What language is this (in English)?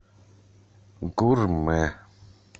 Russian